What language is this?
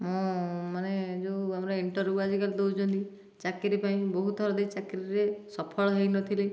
Odia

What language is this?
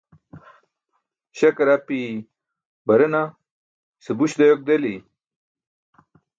Burushaski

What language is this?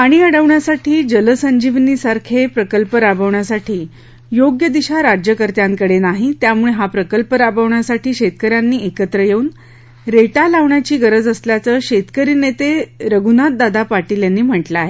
Marathi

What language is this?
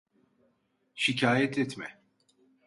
Turkish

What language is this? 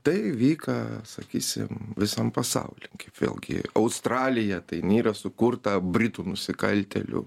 Lithuanian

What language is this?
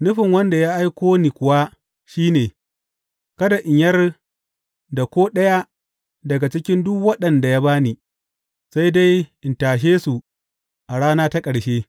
Hausa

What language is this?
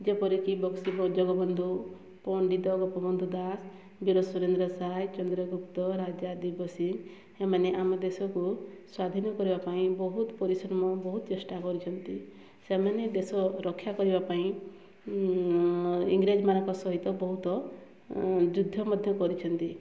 Odia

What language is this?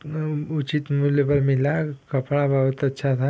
Hindi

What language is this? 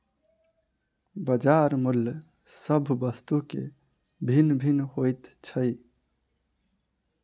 Maithili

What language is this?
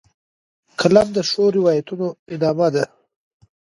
Pashto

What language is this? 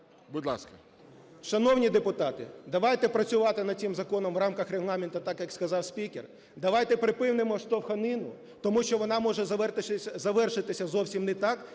Ukrainian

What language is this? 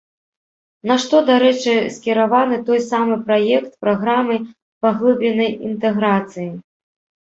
Belarusian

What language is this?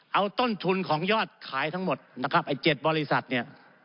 Thai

